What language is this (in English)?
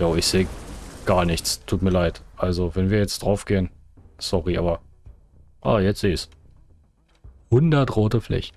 German